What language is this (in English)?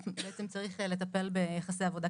Hebrew